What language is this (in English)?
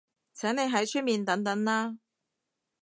Cantonese